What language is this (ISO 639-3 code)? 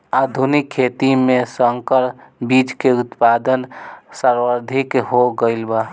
bho